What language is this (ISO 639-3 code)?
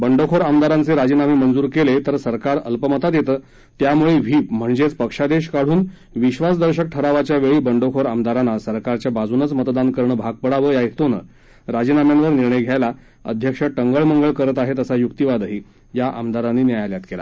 mar